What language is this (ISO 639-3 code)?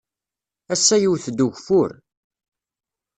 kab